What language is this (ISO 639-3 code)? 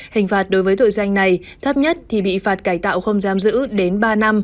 vie